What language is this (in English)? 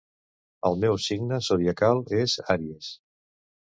Catalan